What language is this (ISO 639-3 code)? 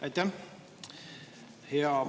est